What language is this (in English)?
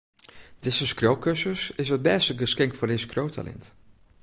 Western Frisian